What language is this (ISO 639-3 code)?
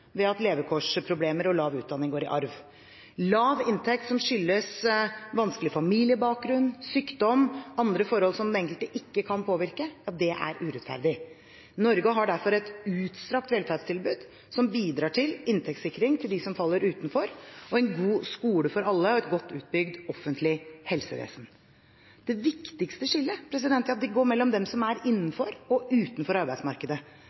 nob